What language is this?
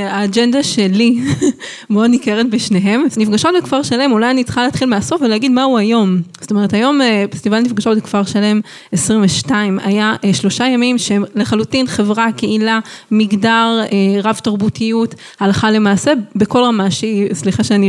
Hebrew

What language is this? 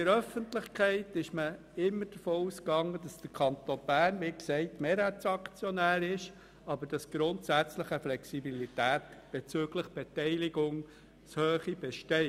Swiss German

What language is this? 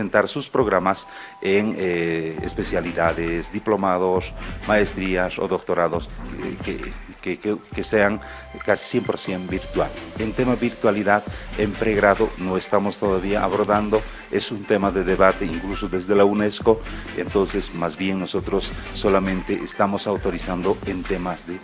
Spanish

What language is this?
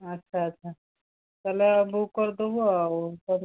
Odia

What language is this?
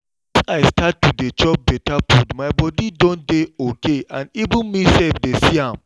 Nigerian Pidgin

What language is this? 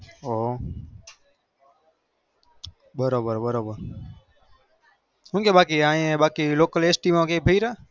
Gujarati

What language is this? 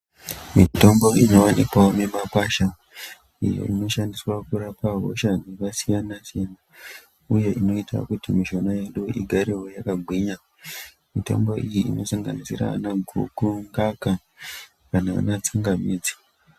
Ndau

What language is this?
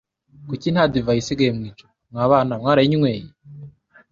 Kinyarwanda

